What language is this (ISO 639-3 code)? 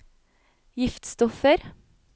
nor